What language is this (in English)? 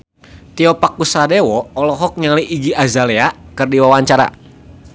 Sundanese